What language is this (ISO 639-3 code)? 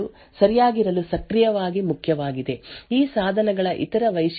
kan